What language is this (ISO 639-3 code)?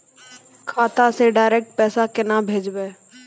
mai